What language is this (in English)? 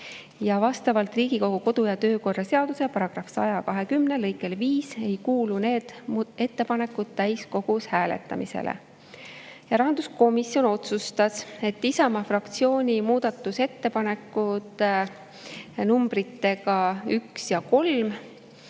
Estonian